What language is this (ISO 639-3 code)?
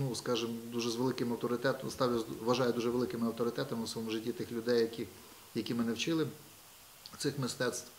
ukr